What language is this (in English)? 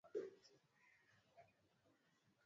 Swahili